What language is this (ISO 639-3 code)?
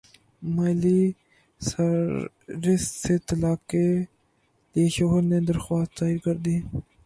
urd